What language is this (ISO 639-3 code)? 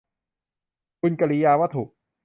tha